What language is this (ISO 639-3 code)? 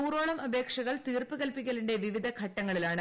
mal